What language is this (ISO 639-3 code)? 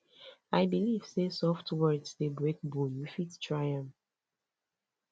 pcm